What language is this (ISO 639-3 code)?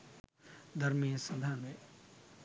sin